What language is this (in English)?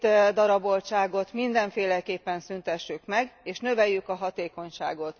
Hungarian